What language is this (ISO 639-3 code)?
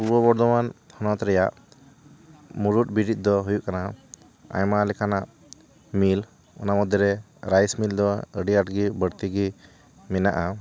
sat